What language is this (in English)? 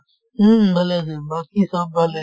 Assamese